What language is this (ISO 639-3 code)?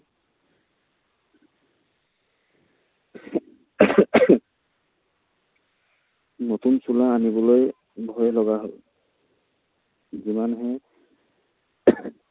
asm